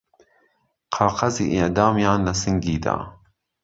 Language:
Central Kurdish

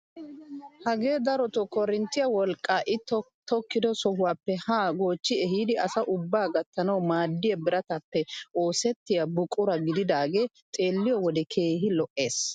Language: Wolaytta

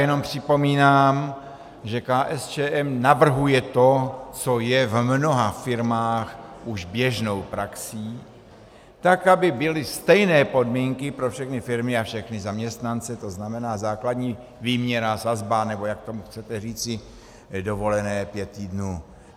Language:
Czech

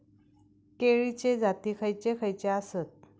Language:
Marathi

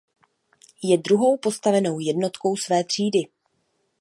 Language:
Czech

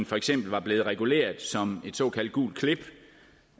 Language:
Danish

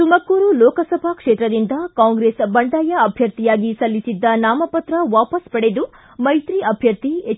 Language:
Kannada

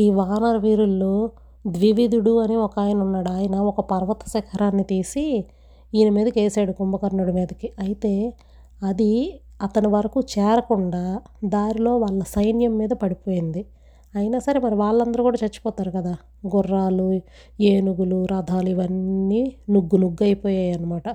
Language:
Telugu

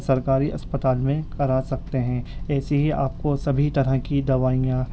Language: Urdu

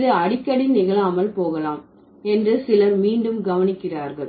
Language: Tamil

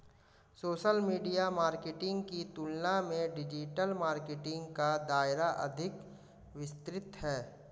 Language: Hindi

